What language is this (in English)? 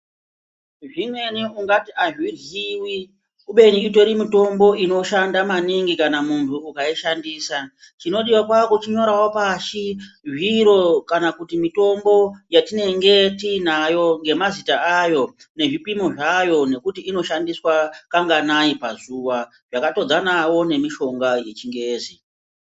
Ndau